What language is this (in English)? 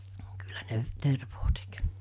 Finnish